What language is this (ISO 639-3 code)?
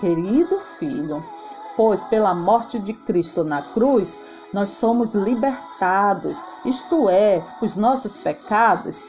por